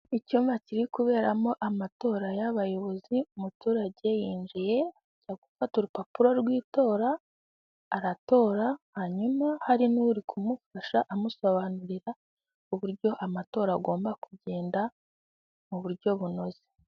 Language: Kinyarwanda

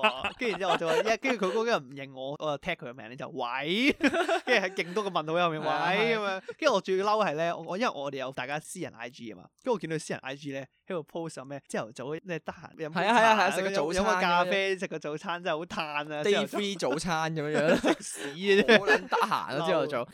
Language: Chinese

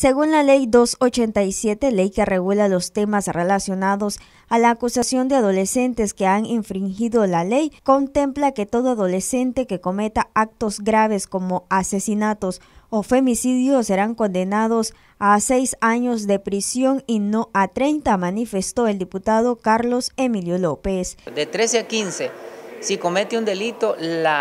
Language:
Spanish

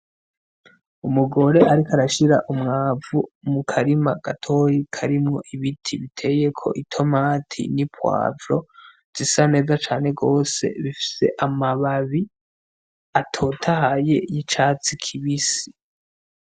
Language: Rundi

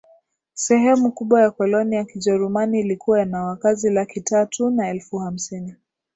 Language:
Swahili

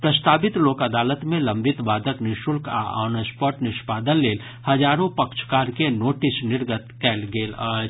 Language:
Maithili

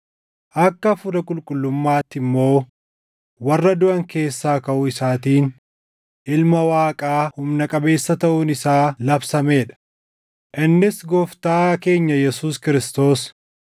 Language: Oromo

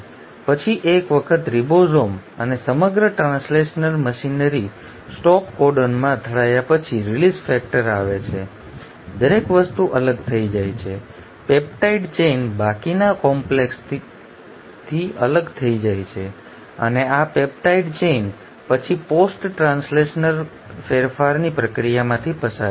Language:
Gujarati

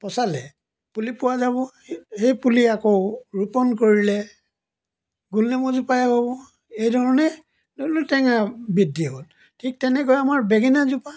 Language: Assamese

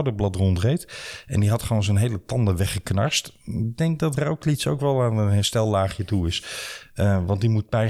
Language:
Dutch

